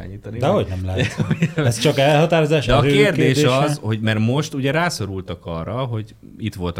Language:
Hungarian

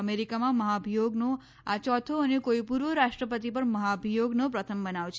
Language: Gujarati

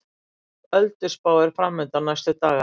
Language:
Icelandic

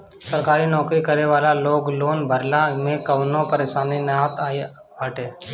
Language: Bhojpuri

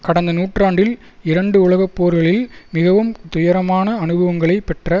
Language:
Tamil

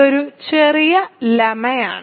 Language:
Malayalam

